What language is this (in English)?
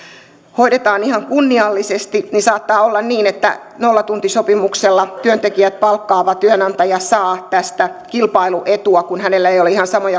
Finnish